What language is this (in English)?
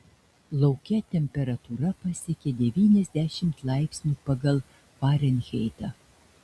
Lithuanian